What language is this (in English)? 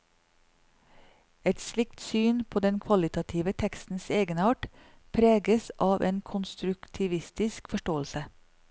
Norwegian